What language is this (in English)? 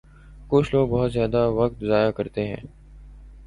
Urdu